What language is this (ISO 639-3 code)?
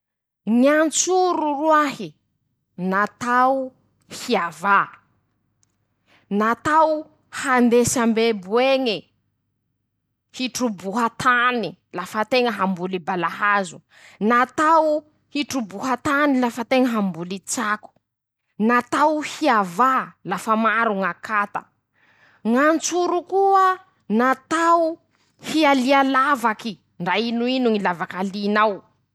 msh